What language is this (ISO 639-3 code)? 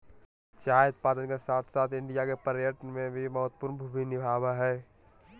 mag